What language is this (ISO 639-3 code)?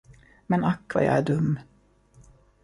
swe